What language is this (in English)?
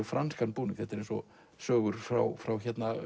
Icelandic